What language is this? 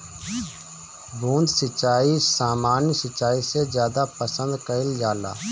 Bhojpuri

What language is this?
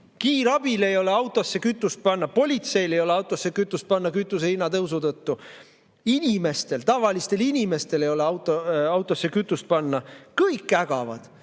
Estonian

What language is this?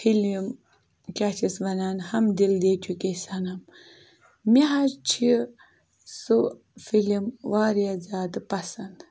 Kashmiri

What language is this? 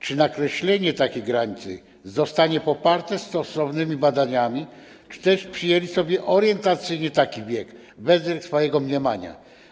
Polish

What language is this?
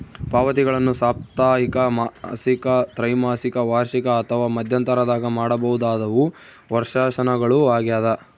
Kannada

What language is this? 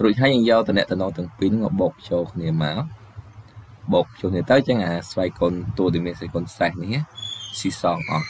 Vietnamese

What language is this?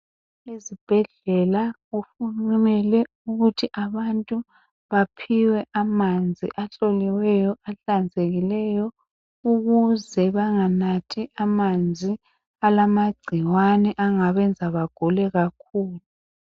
North Ndebele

